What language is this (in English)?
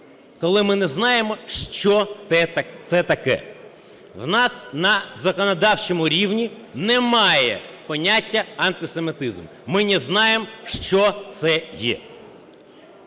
Ukrainian